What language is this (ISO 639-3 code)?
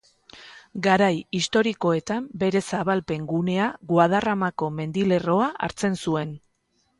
eus